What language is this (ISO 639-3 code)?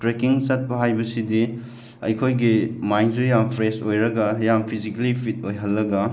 mni